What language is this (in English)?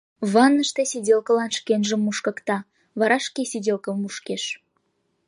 Mari